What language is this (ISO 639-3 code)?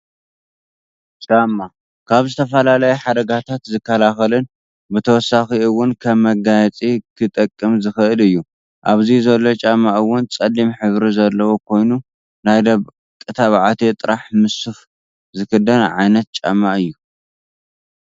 tir